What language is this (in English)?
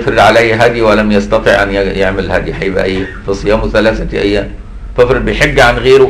Arabic